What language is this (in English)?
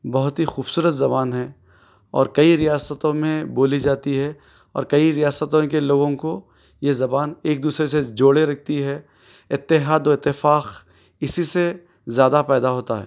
Urdu